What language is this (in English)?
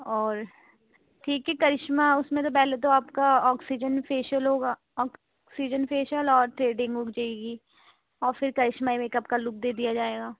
Urdu